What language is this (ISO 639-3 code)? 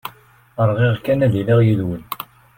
kab